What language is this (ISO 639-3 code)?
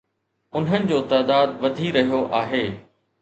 snd